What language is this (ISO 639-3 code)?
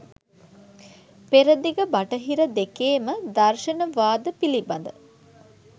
sin